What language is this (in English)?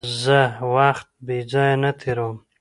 Pashto